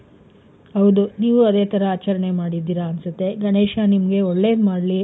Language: Kannada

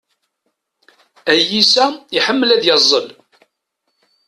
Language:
Kabyle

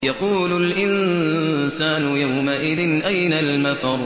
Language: Arabic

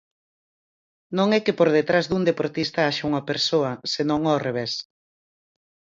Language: Galician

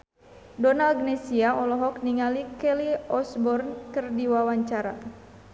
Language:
Sundanese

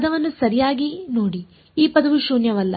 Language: Kannada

